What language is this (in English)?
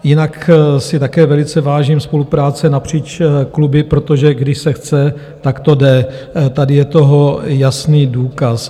Czech